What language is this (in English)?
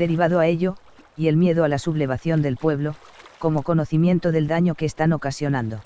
Spanish